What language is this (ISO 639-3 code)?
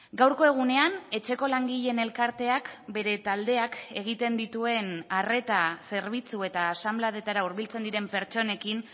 eus